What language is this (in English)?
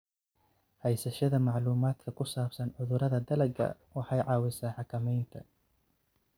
Somali